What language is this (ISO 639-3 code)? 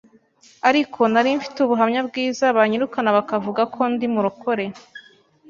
kin